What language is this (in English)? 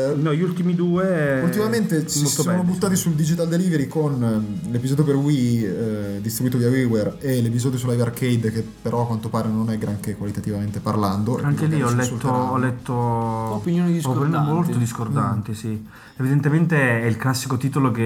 Italian